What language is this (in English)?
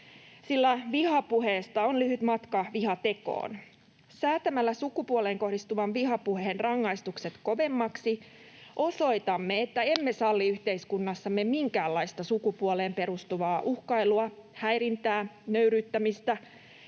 Finnish